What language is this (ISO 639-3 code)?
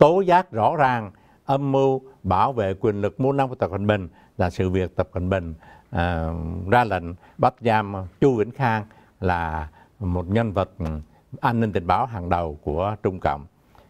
vie